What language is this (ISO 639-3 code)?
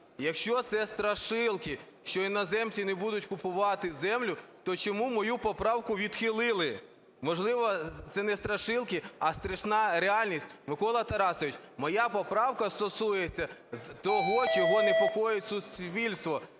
ukr